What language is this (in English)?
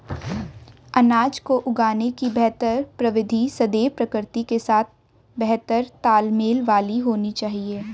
Hindi